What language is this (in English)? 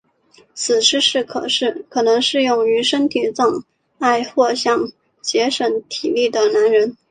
Chinese